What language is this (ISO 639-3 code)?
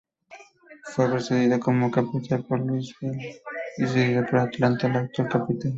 spa